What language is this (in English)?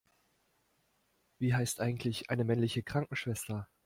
German